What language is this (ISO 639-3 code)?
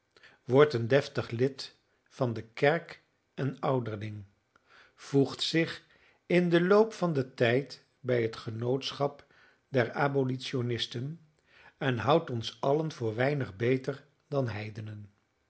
nld